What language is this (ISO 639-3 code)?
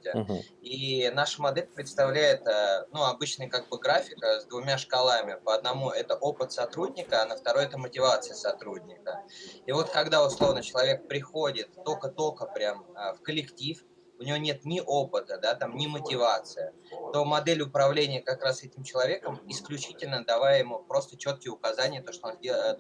rus